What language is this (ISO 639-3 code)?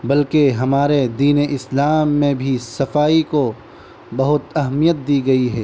urd